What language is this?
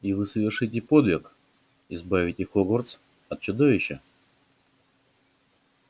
Russian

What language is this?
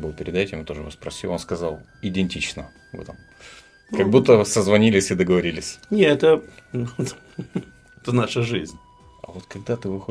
Russian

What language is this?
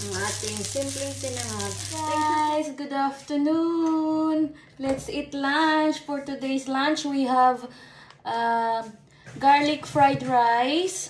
Filipino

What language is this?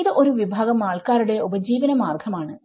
Malayalam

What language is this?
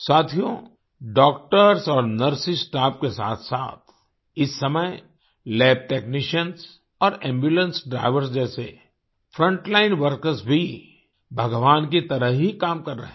Hindi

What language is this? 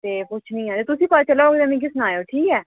Dogri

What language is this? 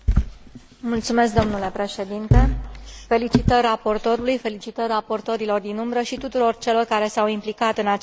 Romanian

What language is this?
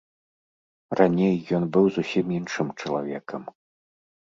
Belarusian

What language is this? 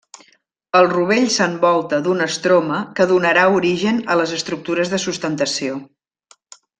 Catalan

